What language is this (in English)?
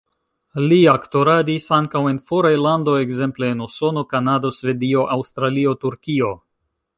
Esperanto